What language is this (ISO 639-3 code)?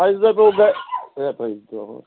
kas